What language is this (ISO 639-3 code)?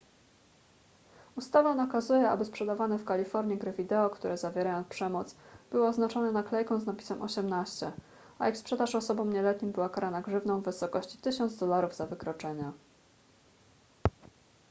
pol